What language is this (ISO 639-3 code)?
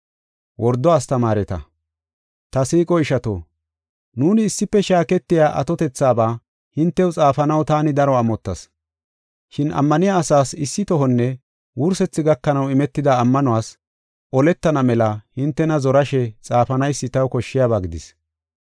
gof